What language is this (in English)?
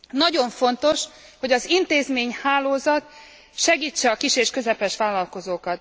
Hungarian